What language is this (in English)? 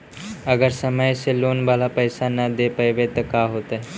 Magahi